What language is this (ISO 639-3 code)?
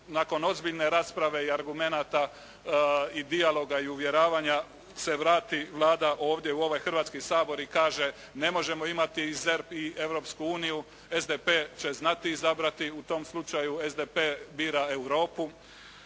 hrv